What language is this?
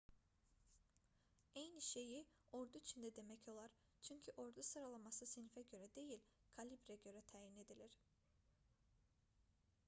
Azerbaijani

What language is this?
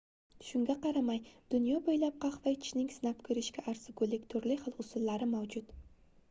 Uzbek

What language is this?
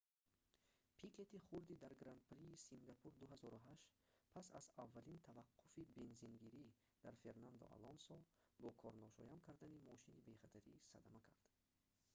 Tajik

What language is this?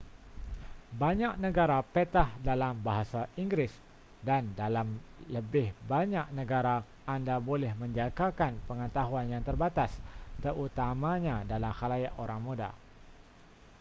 Malay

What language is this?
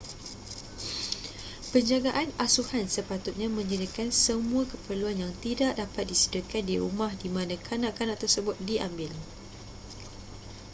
Malay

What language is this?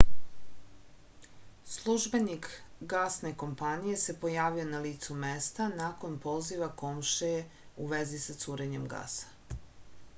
Serbian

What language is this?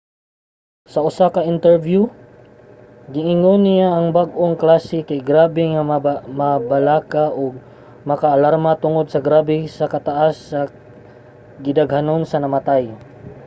Cebuano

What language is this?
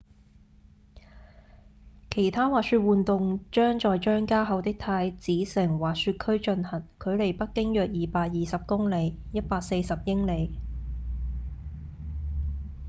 Cantonese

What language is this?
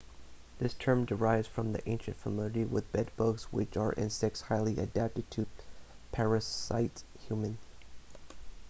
English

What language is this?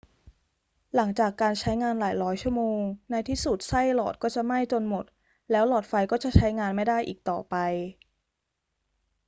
Thai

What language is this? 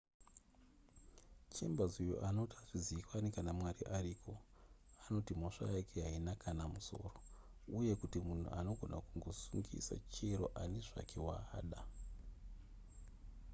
Shona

